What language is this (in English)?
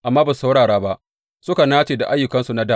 Hausa